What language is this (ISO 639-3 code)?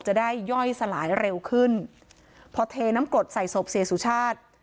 tha